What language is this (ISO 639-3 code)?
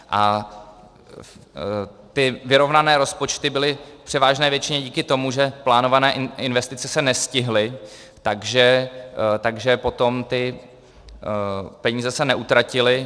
ces